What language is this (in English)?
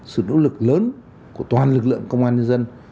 Vietnamese